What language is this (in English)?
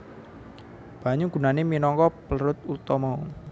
Javanese